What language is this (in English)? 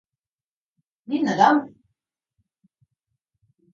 Japanese